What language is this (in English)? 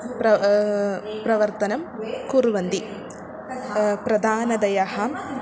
Sanskrit